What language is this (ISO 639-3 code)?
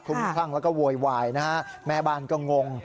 tha